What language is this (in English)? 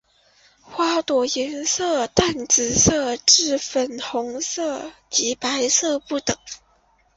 Chinese